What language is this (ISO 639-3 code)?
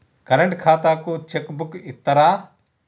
tel